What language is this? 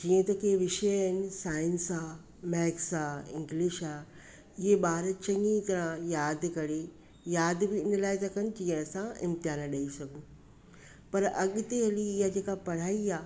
Sindhi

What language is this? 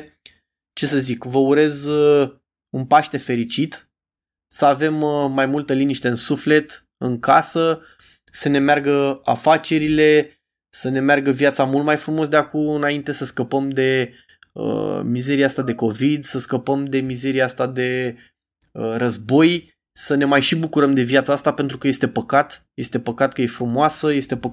Romanian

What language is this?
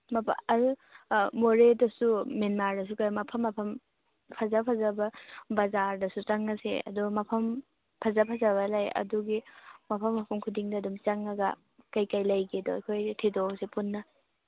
Manipuri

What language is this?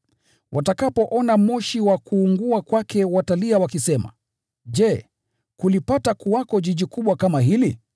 Swahili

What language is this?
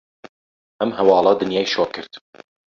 Central Kurdish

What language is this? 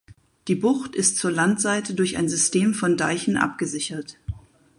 German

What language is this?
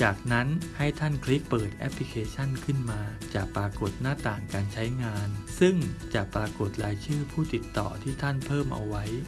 Thai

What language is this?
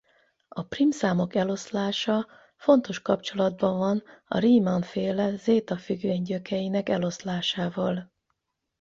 Hungarian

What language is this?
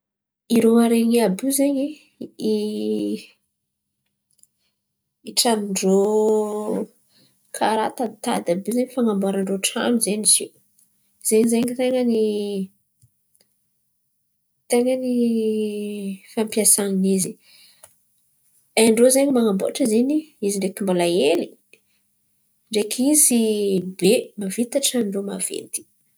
Antankarana Malagasy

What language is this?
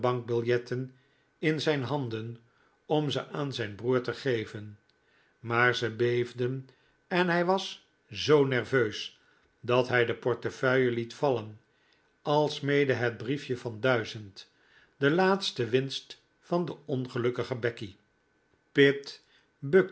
Dutch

